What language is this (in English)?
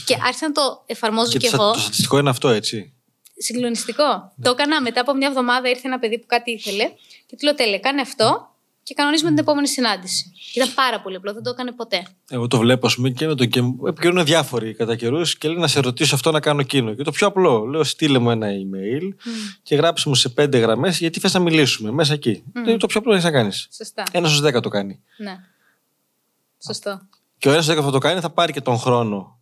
Greek